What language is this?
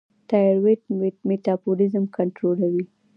Pashto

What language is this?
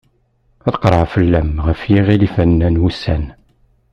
Kabyle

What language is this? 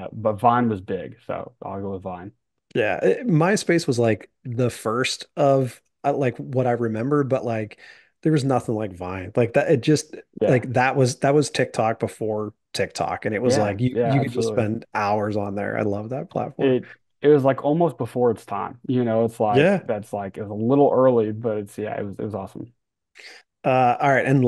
English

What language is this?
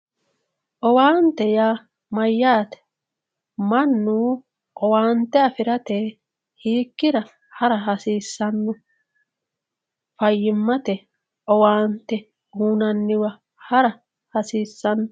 Sidamo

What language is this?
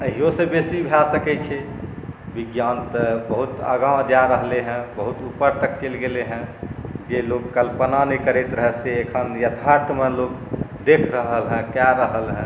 Maithili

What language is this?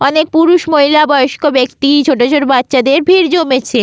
Bangla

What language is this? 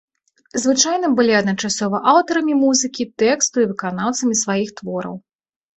Belarusian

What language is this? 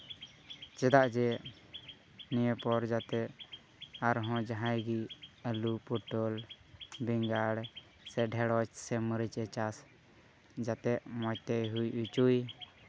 Santali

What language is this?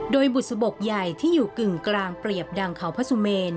Thai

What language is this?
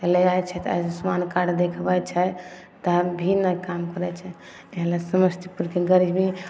Maithili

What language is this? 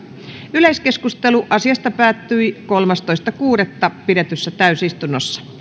Finnish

